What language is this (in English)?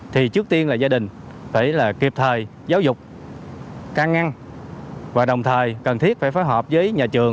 Vietnamese